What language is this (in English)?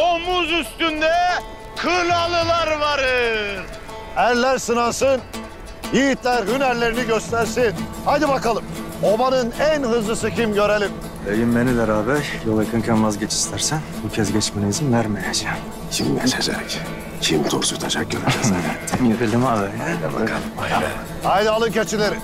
Turkish